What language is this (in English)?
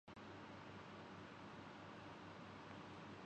Urdu